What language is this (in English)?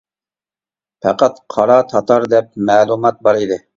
Uyghur